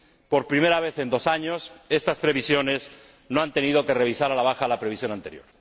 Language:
Spanish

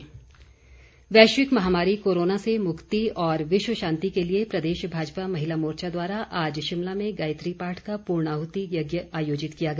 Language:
Hindi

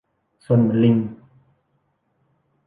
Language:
Thai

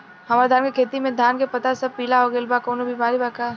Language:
Bhojpuri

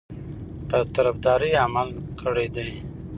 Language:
Pashto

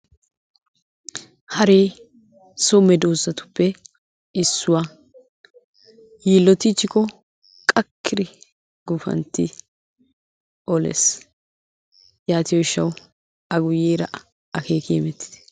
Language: Wolaytta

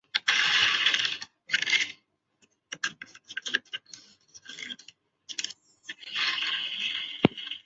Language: Chinese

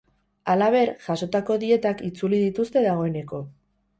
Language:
Basque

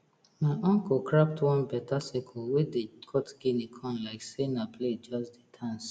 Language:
Nigerian Pidgin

